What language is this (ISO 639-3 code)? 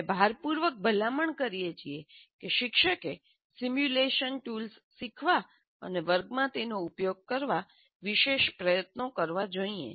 guj